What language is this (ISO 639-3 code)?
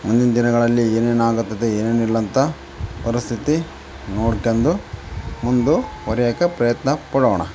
kan